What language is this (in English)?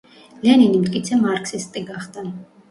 Georgian